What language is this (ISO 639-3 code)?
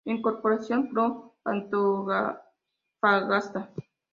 spa